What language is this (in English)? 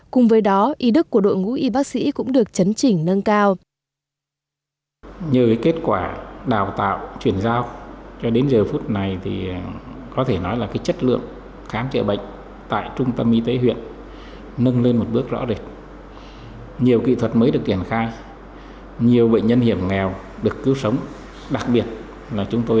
Vietnamese